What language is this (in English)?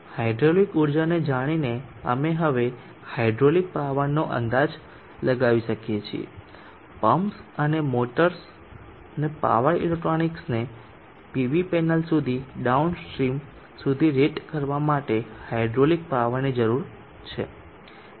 Gujarati